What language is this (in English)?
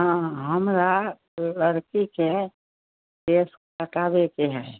Maithili